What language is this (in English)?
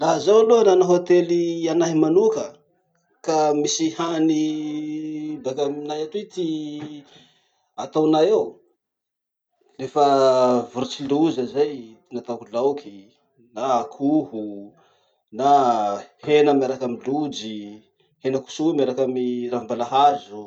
Masikoro Malagasy